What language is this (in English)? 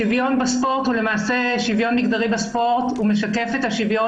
Hebrew